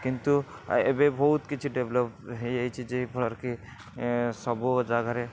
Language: Odia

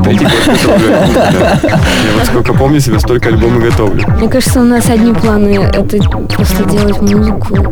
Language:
Russian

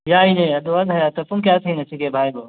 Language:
Manipuri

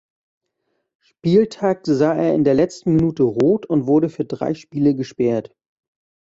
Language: German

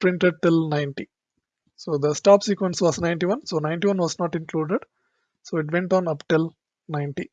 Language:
English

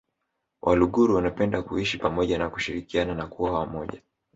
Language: Swahili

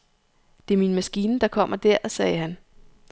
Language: Danish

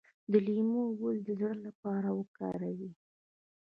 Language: Pashto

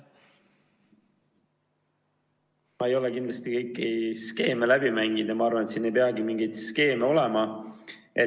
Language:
Estonian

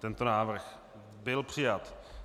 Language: Czech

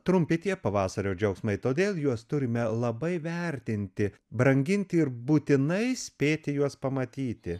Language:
Lithuanian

